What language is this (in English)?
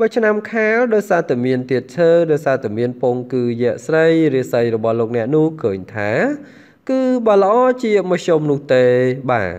Vietnamese